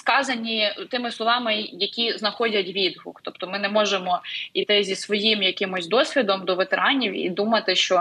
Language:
Ukrainian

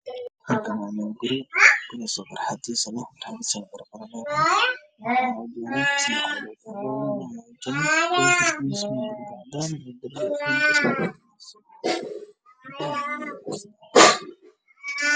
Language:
Somali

